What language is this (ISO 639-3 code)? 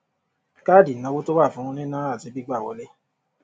yor